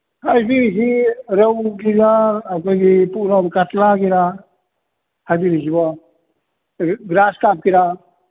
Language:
Manipuri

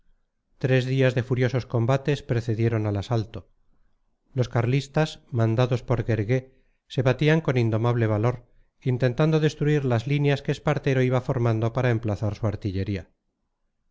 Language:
Spanish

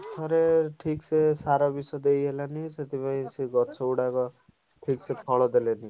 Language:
Odia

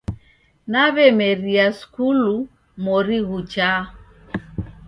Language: Taita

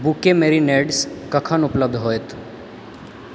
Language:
Maithili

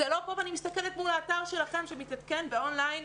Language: Hebrew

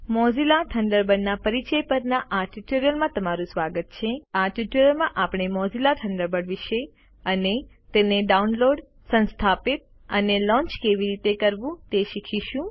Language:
Gujarati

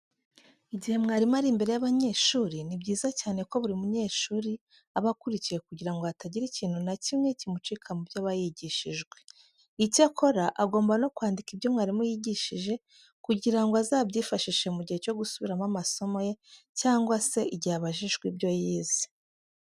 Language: Kinyarwanda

